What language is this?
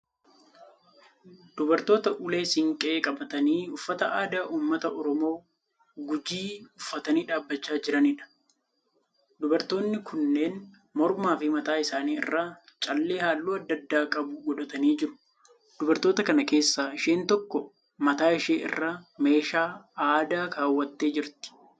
Oromo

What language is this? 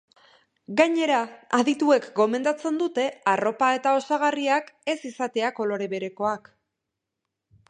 Basque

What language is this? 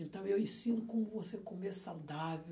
Portuguese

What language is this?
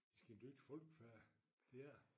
Danish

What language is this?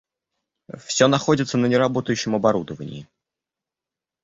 Russian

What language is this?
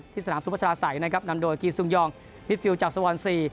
Thai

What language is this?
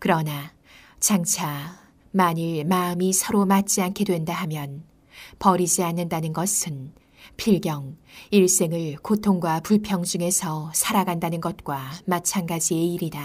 Korean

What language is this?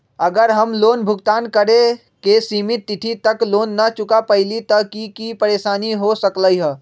Magahi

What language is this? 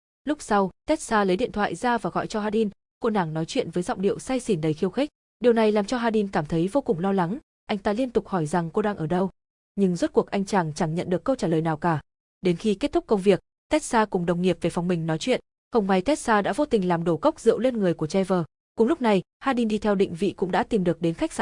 Vietnamese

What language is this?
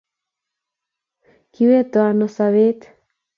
Kalenjin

